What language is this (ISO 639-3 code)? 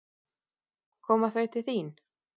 isl